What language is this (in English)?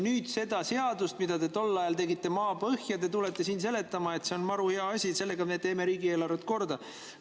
Estonian